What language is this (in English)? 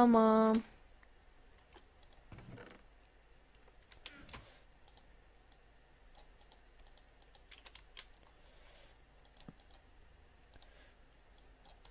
Turkish